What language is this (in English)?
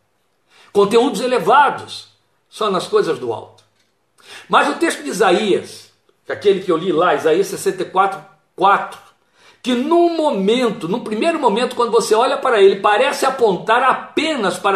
Portuguese